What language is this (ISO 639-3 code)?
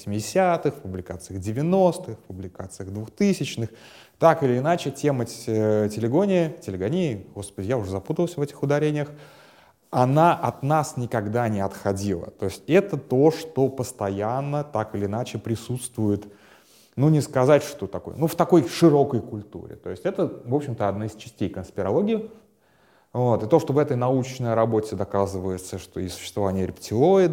rus